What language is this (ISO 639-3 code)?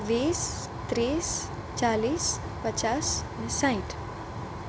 guj